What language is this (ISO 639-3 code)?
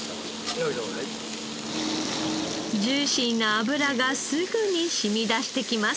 jpn